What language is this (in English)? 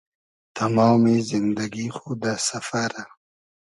Hazaragi